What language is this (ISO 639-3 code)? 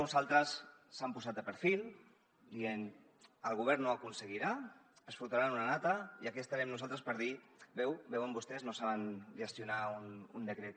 cat